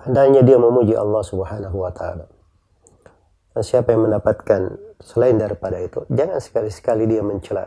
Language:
Indonesian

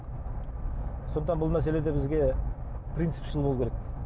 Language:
Kazakh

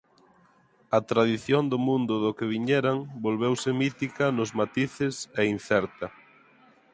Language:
Galician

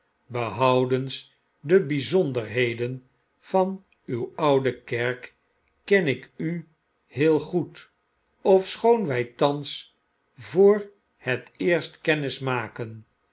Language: Dutch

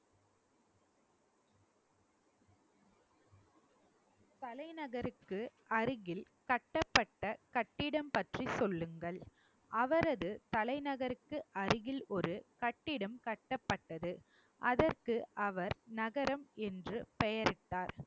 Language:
Tamil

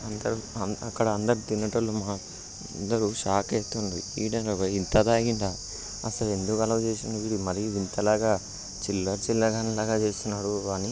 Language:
Telugu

